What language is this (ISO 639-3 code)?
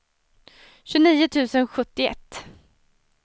swe